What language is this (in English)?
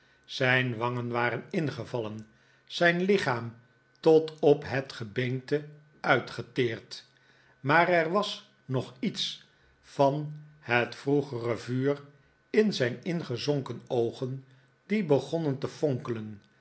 Dutch